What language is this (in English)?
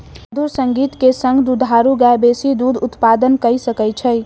Maithili